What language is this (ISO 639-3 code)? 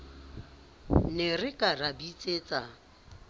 sot